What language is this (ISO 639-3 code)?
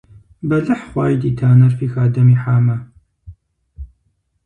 kbd